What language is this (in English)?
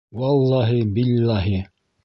Bashkir